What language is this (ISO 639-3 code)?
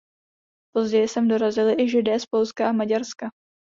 ces